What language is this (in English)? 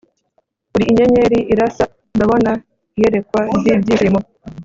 Kinyarwanda